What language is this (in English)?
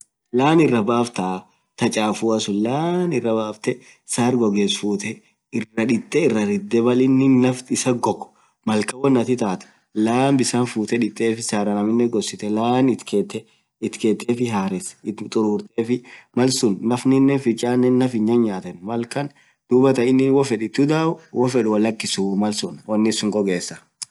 Orma